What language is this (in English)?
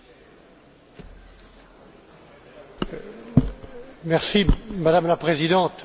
French